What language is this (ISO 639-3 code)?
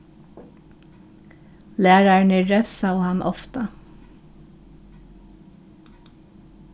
fao